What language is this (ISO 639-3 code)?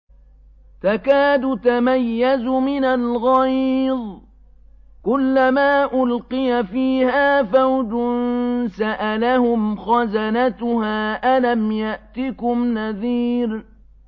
ara